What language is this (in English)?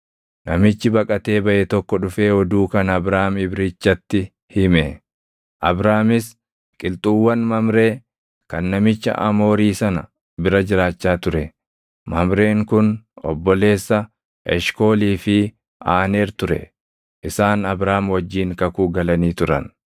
Oromo